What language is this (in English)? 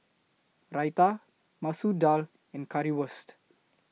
English